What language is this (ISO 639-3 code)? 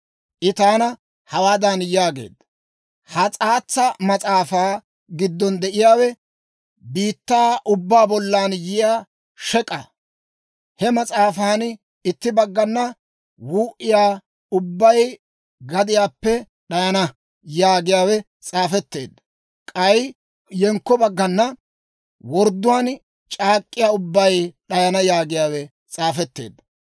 dwr